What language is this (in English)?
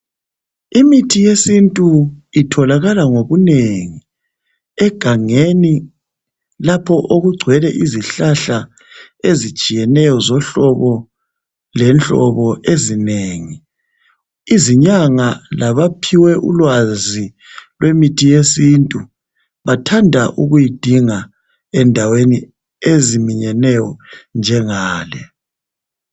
North Ndebele